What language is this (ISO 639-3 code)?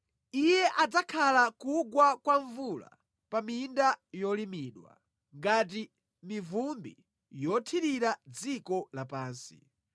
nya